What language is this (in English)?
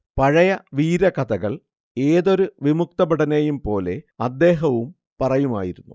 Malayalam